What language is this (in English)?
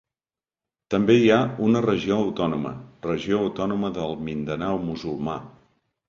Catalan